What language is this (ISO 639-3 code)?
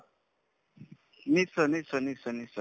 asm